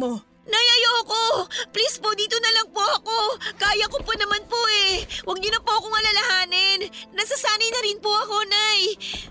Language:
Filipino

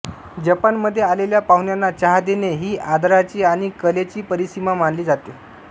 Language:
Marathi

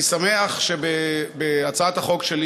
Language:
Hebrew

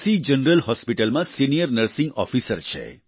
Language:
Gujarati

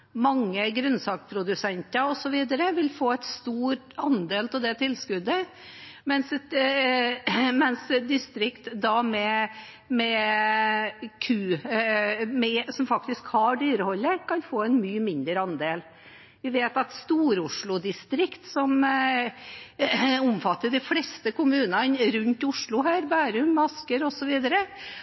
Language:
Norwegian Bokmål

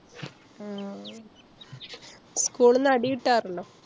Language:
Malayalam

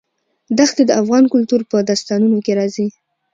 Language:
Pashto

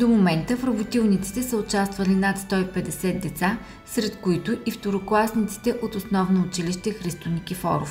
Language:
Bulgarian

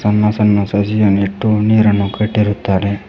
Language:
Kannada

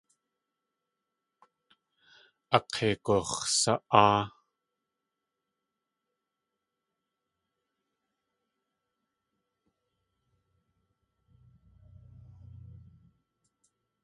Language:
Tlingit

